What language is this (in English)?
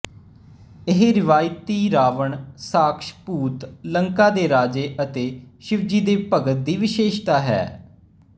Punjabi